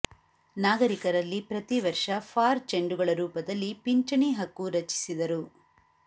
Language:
Kannada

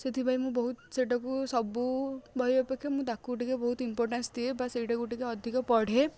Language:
Odia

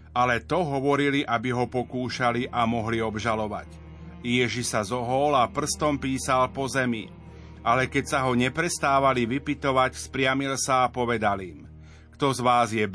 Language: Slovak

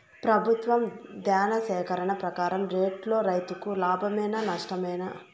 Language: Telugu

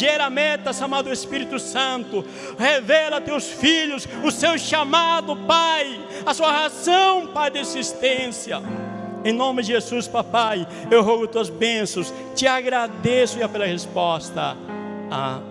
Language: Portuguese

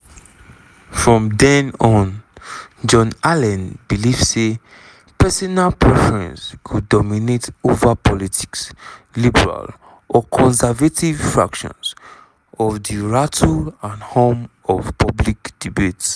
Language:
Nigerian Pidgin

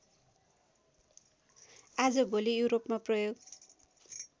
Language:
Nepali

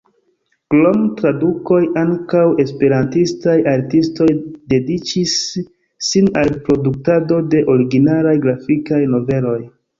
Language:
Esperanto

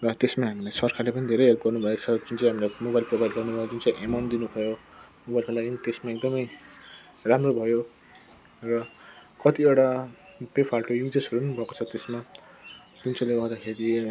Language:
Nepali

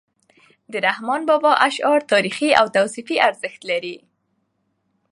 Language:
Pashto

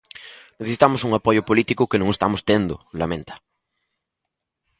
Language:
Galician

